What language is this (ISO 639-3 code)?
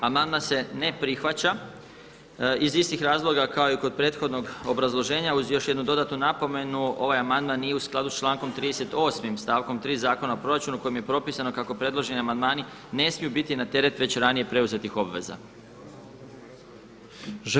hrv